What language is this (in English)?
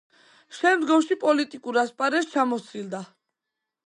Georgian